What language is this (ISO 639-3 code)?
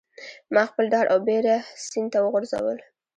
pus